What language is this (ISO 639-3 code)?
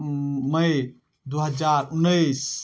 mai